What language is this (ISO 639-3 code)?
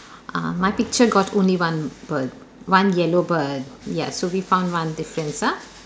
eng